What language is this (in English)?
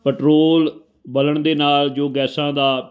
Punjabi